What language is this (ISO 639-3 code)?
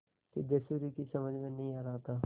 hin